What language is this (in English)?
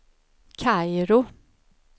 Swedish